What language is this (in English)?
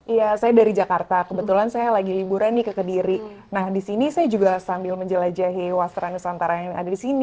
Indonesian